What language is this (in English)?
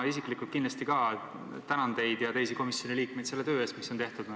Estonian